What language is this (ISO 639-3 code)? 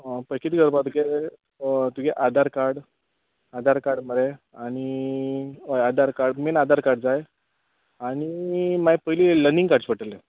kok